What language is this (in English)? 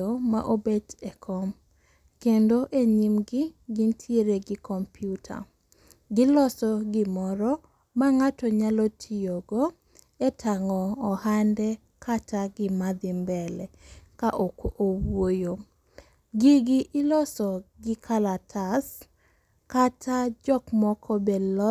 Luo (Kenya and Tanzania)